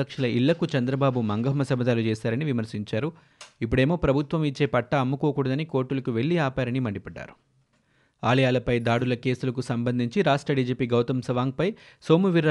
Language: Telugu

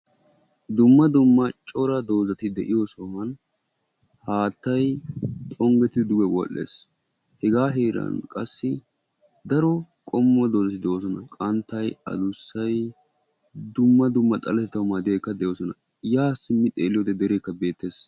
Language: Wolaytta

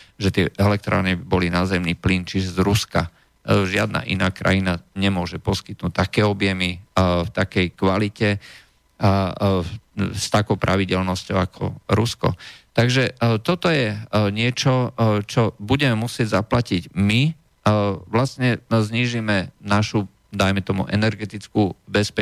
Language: Slovak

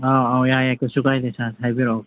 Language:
Manipuri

